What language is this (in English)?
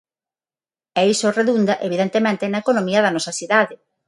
Galician